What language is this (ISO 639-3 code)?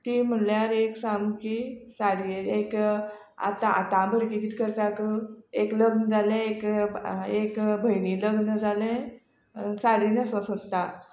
kok